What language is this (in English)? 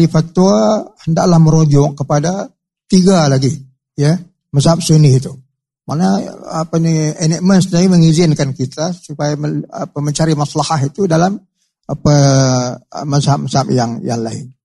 Malay